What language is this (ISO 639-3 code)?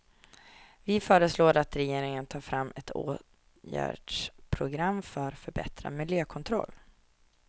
swe